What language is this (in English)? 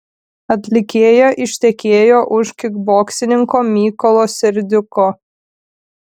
Lithuanian